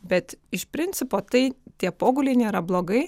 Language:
Lithuanian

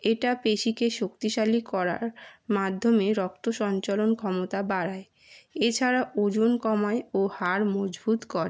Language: Bangla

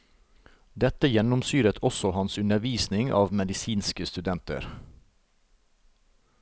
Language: Norwegian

